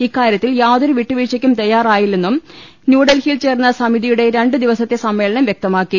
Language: Malayalam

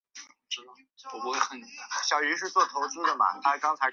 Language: Chinese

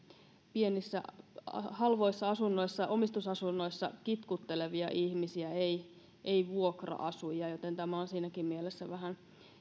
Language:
Finnish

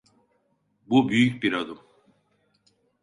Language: Turkish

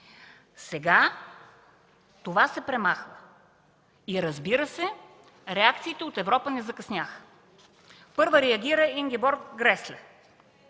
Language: Bulgarian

